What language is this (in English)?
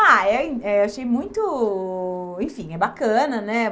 Portuguese